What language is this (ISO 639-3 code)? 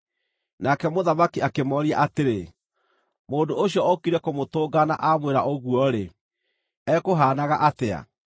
kik